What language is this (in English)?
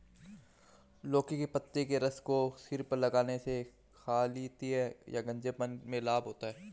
Hindi